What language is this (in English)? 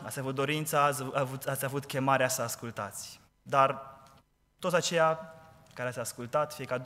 Romanian